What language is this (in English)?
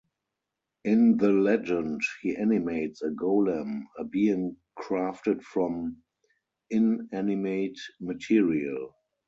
English